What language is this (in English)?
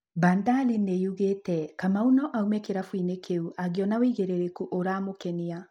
Kikuyu